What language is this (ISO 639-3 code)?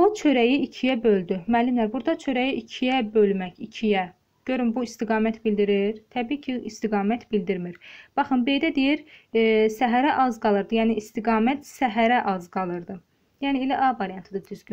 tur